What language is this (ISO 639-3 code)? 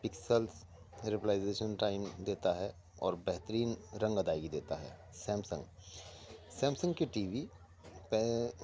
urd